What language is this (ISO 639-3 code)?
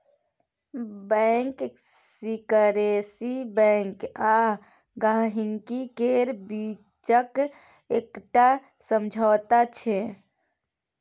mai